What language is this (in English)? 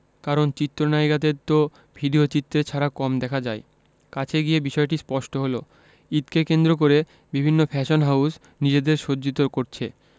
Bangla